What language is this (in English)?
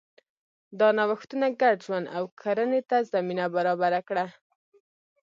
Pashto